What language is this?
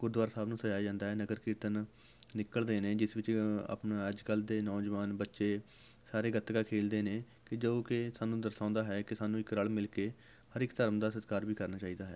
Punjabi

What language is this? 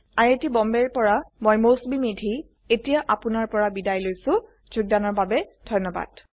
Assamese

